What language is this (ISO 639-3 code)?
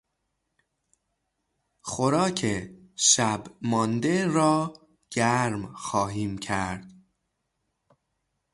fas